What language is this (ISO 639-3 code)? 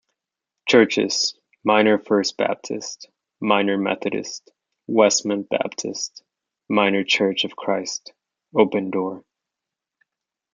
eng